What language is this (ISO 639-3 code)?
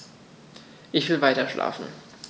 deu